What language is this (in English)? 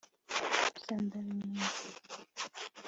Kinyarwanda